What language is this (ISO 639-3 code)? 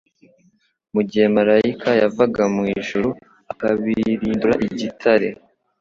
kin